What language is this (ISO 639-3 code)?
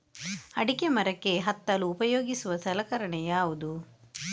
kan